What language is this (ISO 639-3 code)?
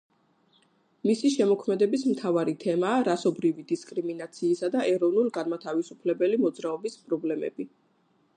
kat